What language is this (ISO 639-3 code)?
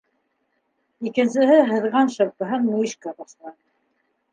bak